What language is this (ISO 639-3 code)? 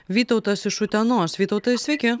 lit